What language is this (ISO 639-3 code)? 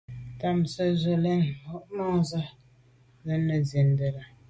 byv